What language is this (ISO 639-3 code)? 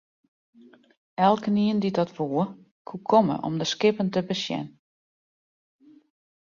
fry